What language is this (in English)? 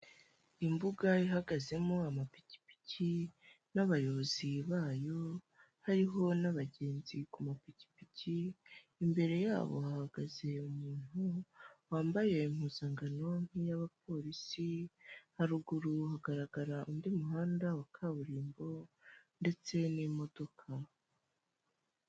Kinyarwanda